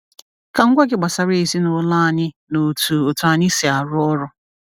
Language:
Igbo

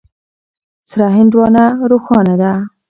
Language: Pashto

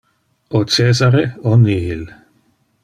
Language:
Interlingua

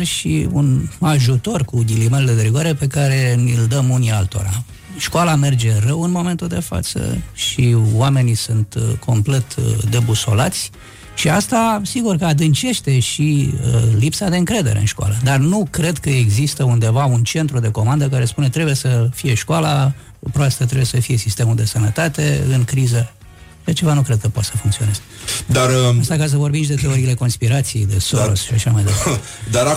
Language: Romanian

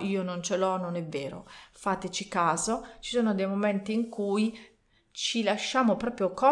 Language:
Italian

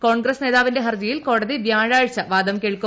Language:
Malayalam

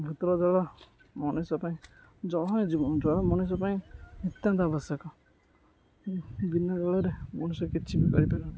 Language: Odia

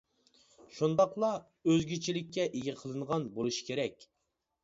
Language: Uyghur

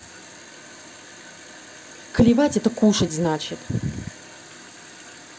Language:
Russian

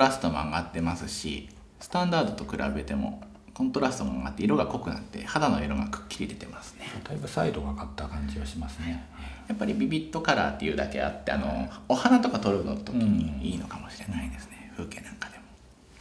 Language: Japanese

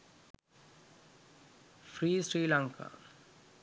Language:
Sinhala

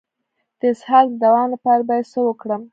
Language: Pashto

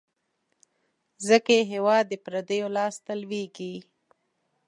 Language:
Pashto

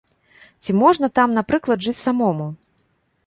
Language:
Belarusian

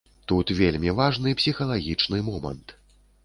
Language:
Belarusian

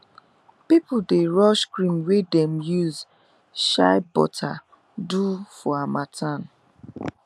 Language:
Nigerian Pidgin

